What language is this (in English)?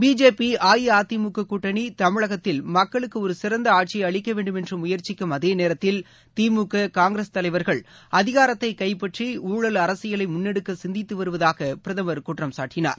Tamil